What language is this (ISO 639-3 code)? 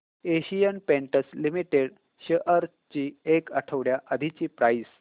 mar